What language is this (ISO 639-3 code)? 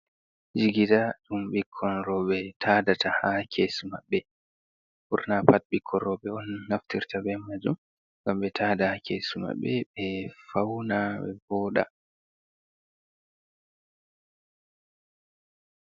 ful